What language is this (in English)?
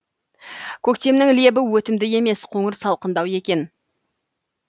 Kazakh